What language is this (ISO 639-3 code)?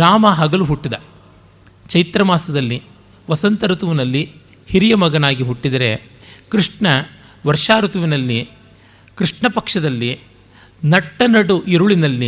kan